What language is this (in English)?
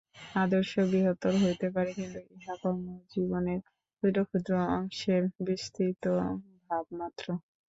Bangla